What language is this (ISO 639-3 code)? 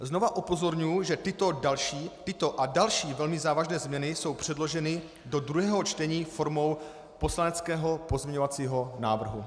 ces